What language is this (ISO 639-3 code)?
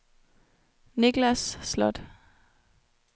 dan